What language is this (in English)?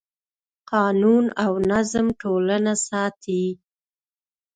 Pashto